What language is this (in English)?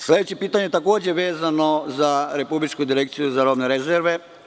Serbian